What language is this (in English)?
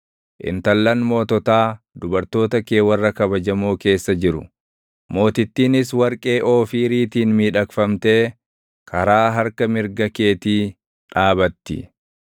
Oromo